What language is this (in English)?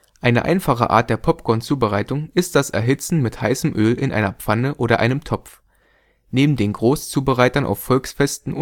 German